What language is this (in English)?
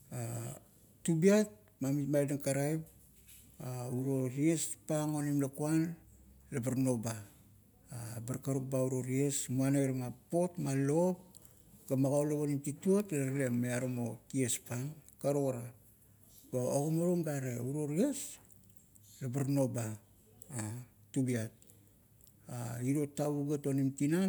Kuot